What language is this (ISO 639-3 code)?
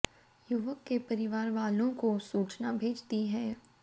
hin